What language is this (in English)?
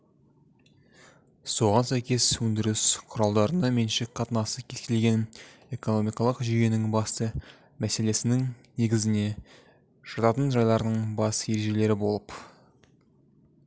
Kazakh